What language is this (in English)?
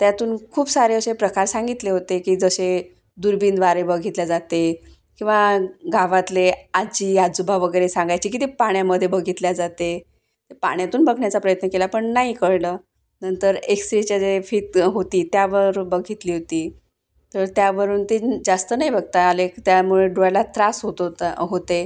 Marathi